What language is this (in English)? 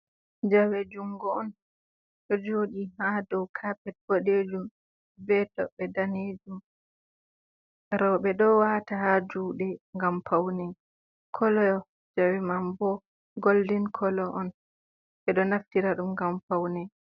Fula